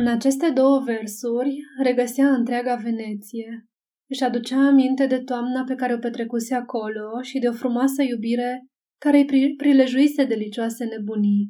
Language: Romanian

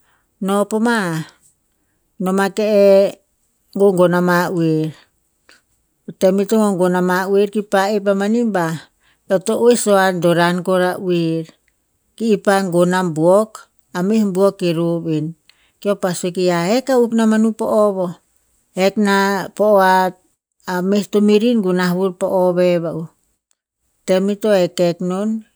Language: Tinputz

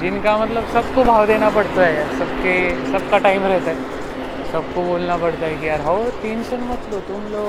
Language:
Marathi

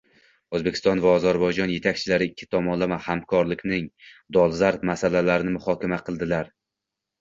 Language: Uzbek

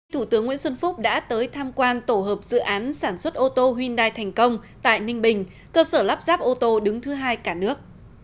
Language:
Vietnamese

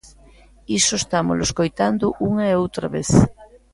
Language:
Galician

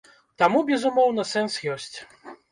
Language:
Belarusian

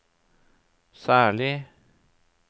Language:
Norwegian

